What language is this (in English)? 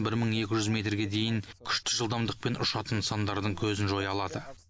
Kazakh